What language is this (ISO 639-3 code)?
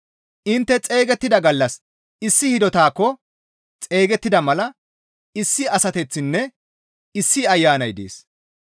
gmv